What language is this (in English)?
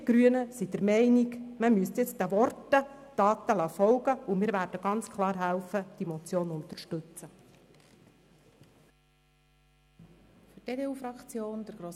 Swiss German